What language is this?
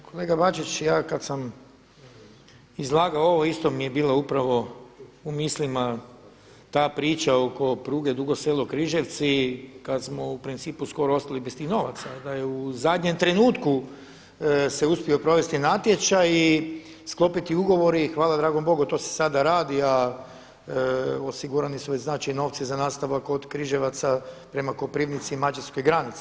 Croatian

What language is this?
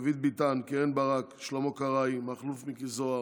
Hebrew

